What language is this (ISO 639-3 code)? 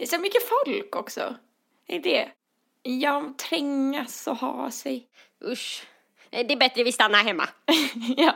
swe